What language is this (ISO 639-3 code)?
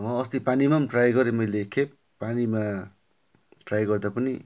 nep